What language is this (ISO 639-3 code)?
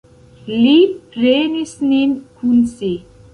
epo